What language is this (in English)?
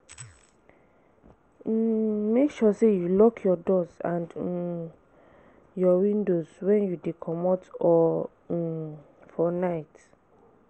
Nigerian Pidgin